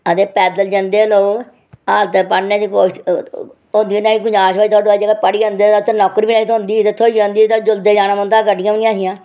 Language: Dogri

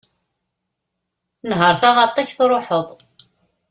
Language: Kabyle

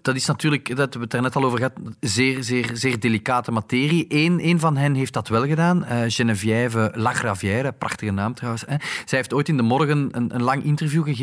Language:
Dutch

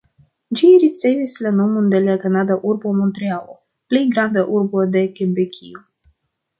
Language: Esperanto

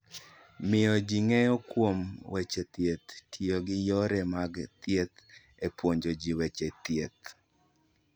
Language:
Luo (Kenya and Tanzania)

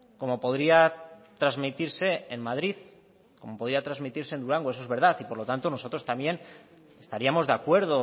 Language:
Spanish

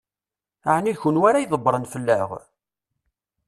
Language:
Kabyle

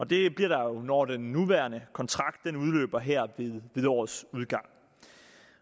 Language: Danish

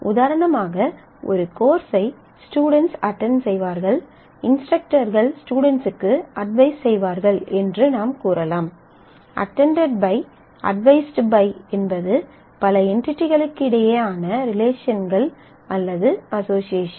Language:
Tamil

